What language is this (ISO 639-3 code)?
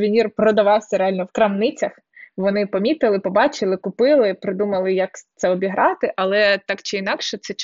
ukr